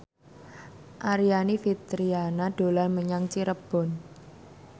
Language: Javanese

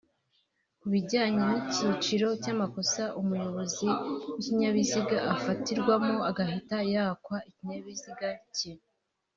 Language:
Kinyarwanda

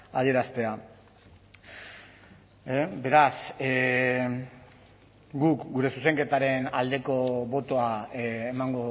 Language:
Basque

